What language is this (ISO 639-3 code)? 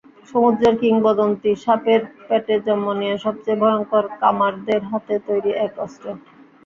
ben